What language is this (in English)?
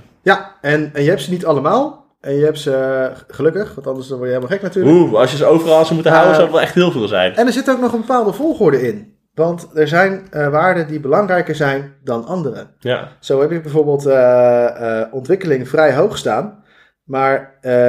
Dutch